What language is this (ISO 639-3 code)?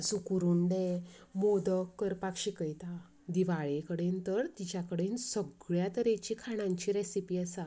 kok